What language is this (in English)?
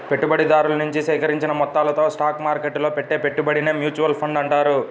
Telugu